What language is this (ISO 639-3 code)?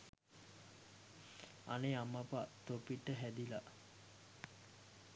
sin